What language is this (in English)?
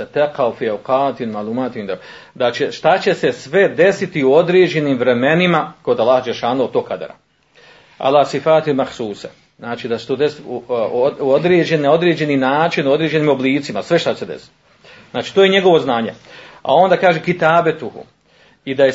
Croatian